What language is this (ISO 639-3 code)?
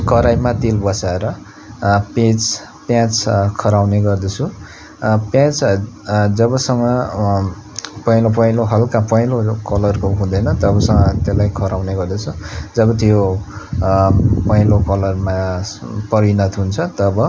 nep